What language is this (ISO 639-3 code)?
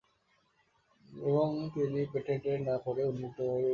ben